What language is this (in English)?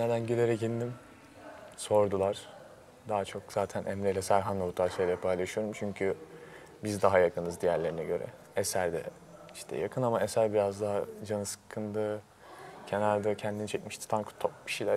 Turkish